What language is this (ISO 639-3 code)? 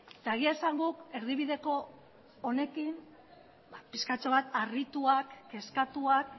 eus